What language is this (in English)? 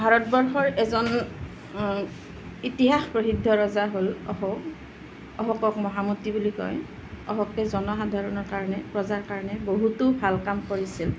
Assamese